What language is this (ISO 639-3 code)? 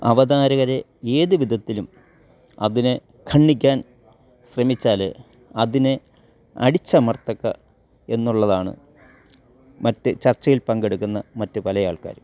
mal